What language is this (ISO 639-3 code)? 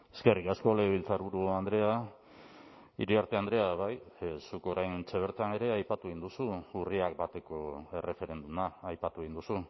eus